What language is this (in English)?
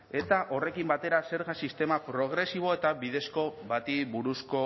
Basque